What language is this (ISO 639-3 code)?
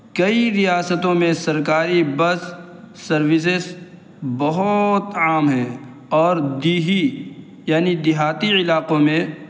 urd